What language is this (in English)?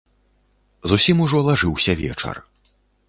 Belarusian